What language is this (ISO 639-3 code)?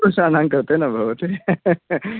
san